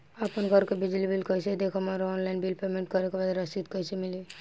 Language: Bhojpuri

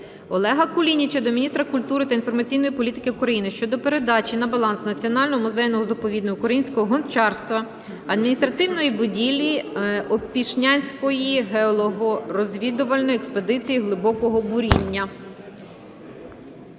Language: Ukrainian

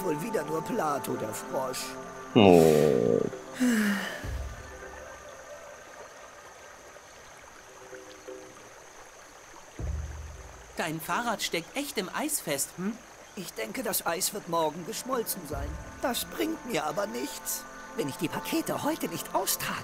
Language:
German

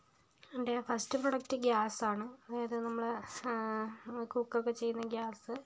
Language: Malayalam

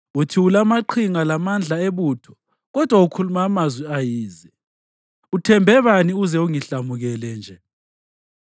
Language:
North Ndebele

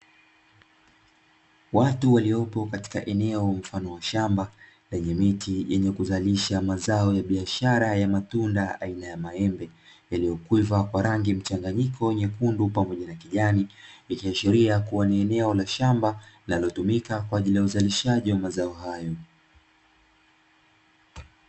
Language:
Swahili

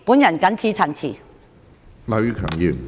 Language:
Cantonese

